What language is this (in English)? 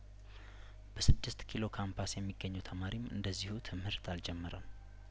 Amharic